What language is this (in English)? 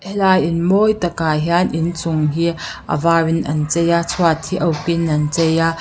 Mizo